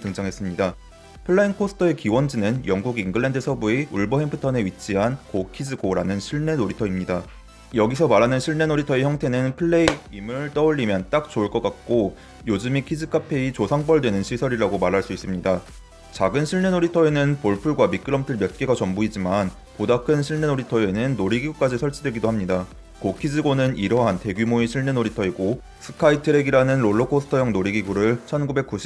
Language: Korean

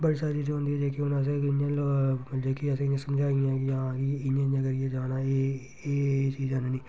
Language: Dogri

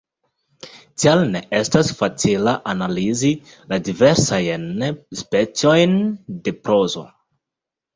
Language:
Esperanto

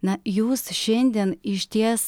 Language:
Lithuanian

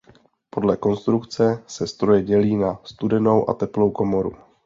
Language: Czech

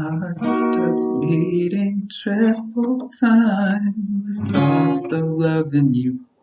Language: English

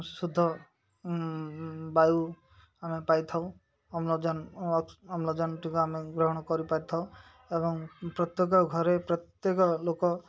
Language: Odia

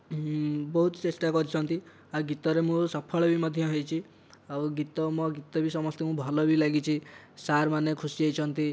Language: Odia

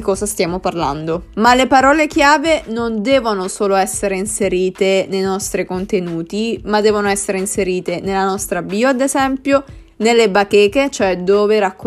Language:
Italian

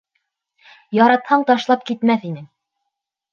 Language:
Bashkir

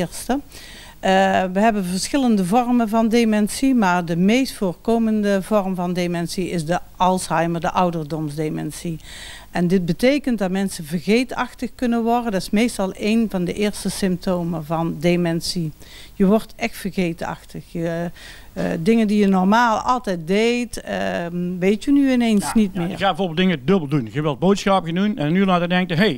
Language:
Dutch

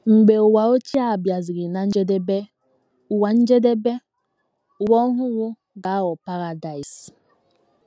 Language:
Igbo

